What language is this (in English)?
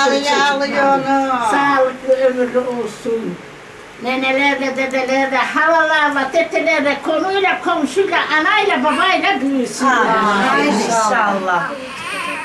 Turkish